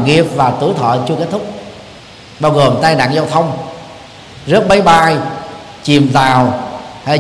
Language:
Vietnamese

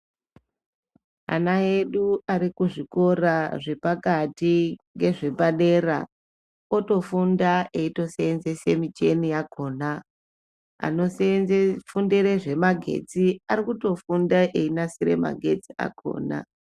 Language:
Ndau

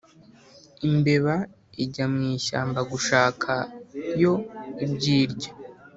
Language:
Kinyarwanda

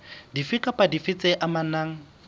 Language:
Southern Sotho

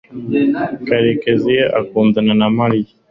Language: Kinyarwanda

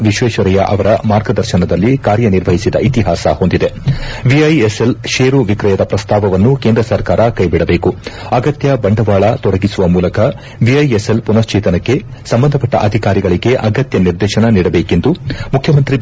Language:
Kannada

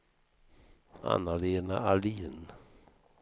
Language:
Swedish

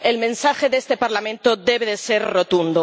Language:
Spanish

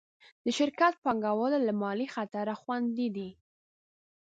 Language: Pashto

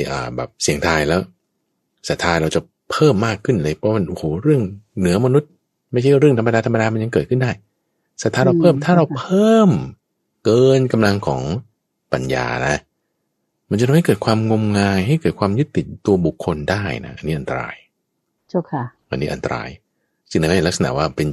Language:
Thai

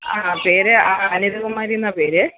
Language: Malayalam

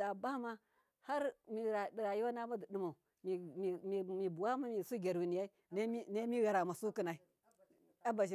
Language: Miya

